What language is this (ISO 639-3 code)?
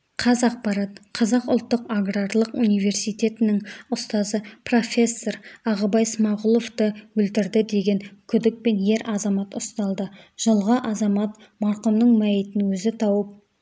kaz